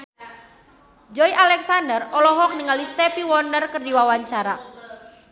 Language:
Sundanese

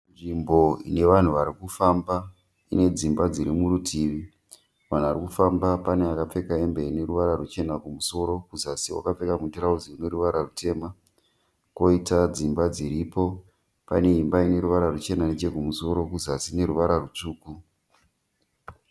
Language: Shona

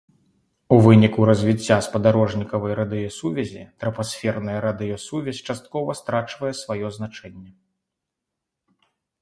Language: Belarusian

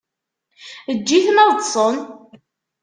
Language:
Kabyle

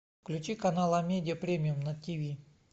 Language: Russian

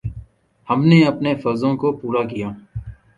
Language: Urdu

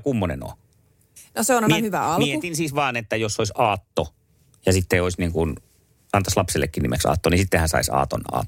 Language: Finnish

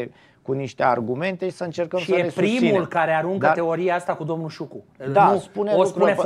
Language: Romanian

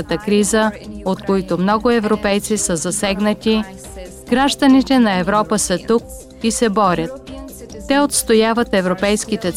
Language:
Bulgarian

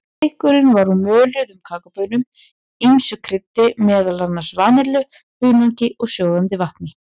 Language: Icelandic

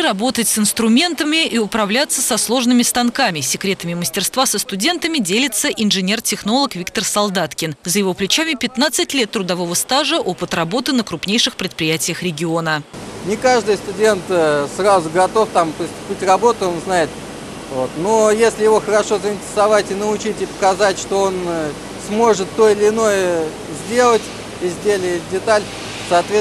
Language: Russian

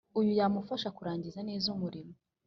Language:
Kinyarwanda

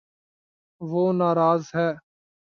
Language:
Urdu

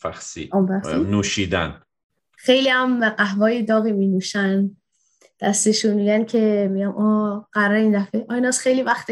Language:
Persian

